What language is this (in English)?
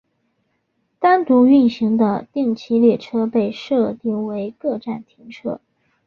Chinese